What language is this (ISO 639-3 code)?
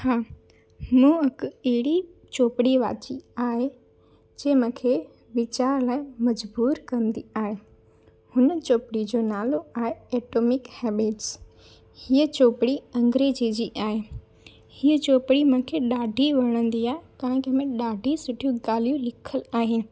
snd